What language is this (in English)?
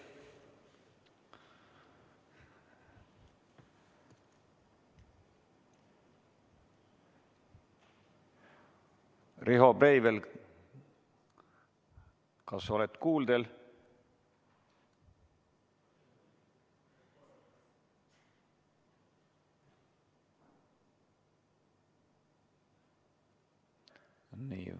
Estonian